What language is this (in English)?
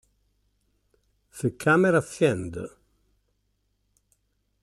Italian